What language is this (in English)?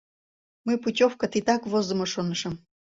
Mari